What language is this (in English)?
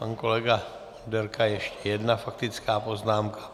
Czech